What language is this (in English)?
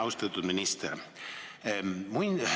Estonian